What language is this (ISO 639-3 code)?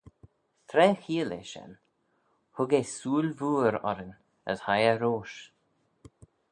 glv